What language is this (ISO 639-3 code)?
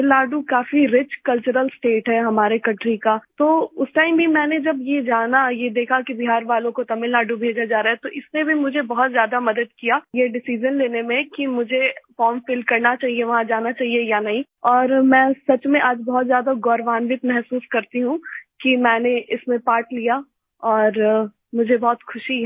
hin